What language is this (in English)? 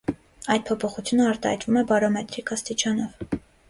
Armenian